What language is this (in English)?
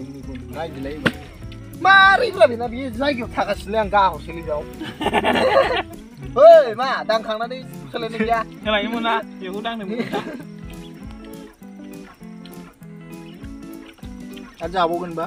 Thai